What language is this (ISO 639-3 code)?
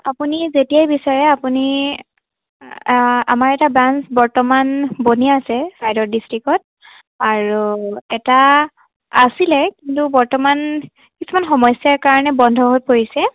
asm